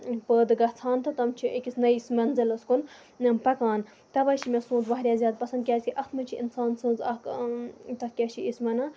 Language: Kashmiri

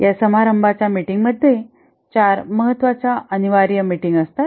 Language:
Marathi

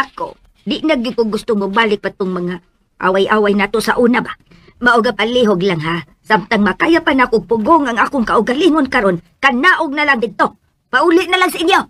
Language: Filipino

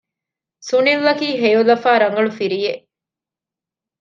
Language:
Divehi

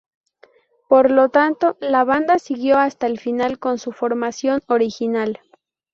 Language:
Spanish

